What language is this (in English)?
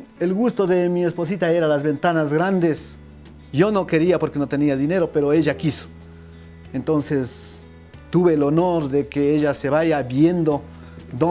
Spanish